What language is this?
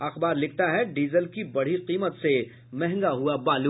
Hindi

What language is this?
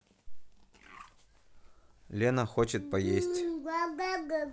Russian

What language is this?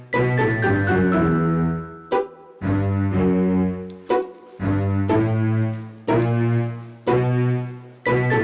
Indonesian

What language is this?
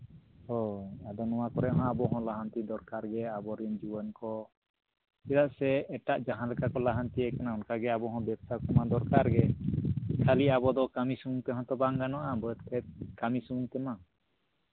Santali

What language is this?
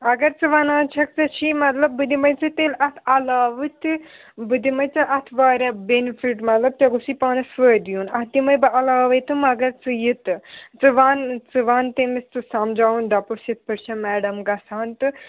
Kashmiri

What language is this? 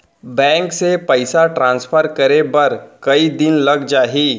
Chhattisgarhi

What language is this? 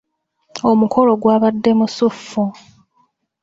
Ganda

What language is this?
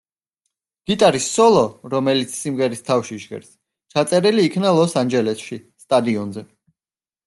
Georgian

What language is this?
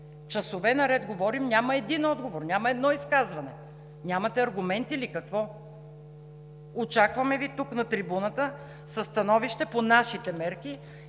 Bulgarian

